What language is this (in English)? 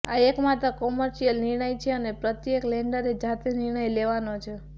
Gujarati